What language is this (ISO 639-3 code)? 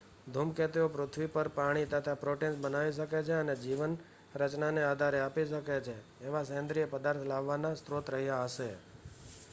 guj